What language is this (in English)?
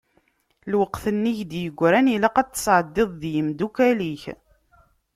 Kabyle